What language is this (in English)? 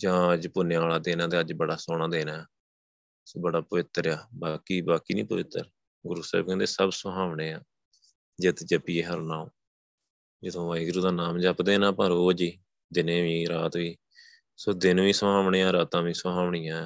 Punjabi